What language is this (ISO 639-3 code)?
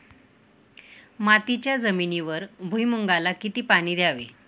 mar